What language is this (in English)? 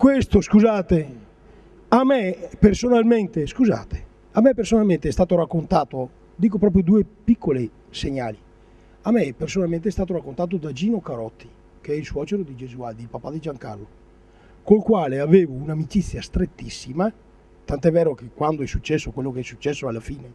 Italian